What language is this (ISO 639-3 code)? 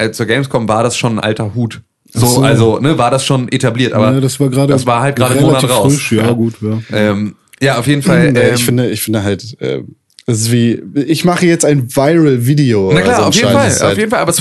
deu